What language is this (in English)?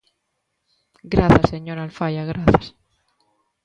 Galician